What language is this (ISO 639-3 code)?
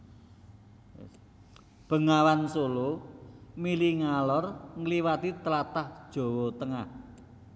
jav